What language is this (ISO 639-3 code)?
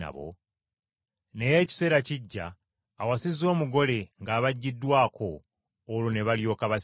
lug